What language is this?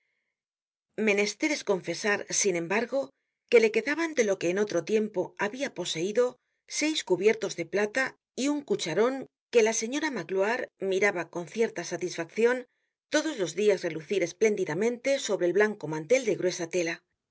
Spanish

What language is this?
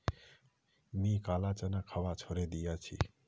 Magahi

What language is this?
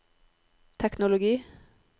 Norwegian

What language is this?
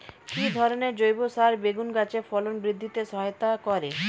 Bangla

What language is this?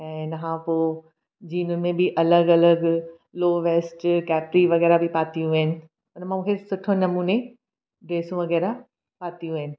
Sindhi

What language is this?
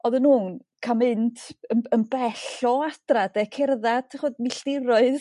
Welsh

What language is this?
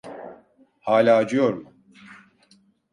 Turkish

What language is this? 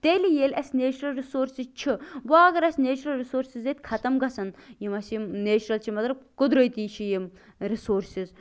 Kashmiri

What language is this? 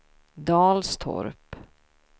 Swedish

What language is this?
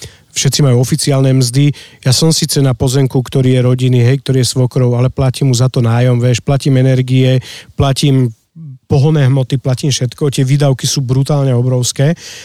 Slovak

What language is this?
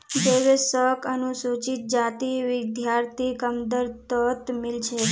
Magahi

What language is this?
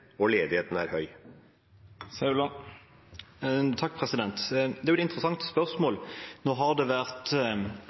Norwegian Bokmål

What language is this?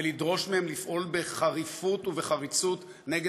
Hebrew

